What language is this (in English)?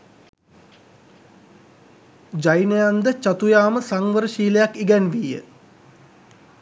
Sinhala